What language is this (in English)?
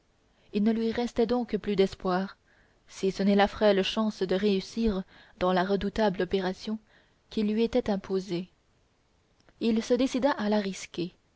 French